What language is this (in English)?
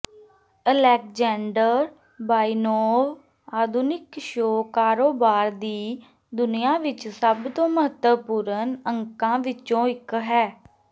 Punjabi